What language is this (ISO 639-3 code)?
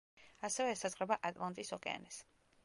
kat